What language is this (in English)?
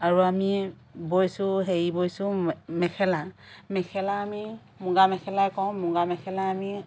Assamese